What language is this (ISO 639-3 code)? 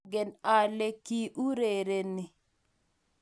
kln